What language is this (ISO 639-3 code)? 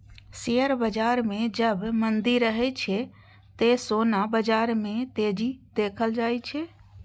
mai